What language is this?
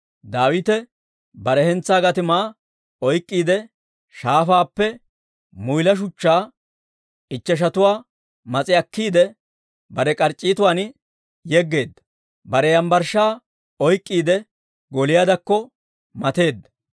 Dawro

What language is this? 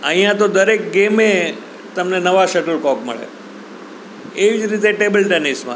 Gujarati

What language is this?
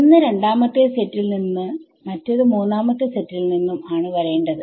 Malayalam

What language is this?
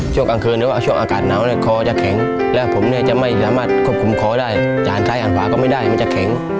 Thai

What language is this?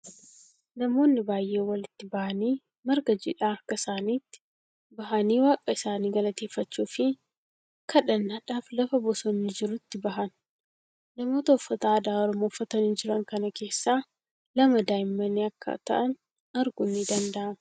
Oromo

